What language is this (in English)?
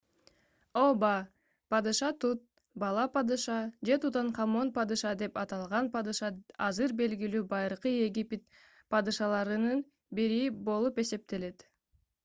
Kyrgyz